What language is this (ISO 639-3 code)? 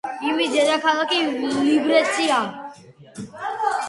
kat